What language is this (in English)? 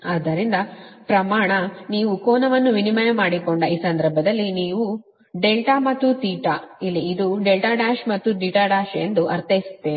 Kannada